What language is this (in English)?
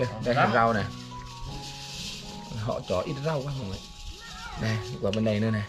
Vietnamese